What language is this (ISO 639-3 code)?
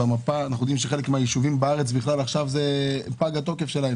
heb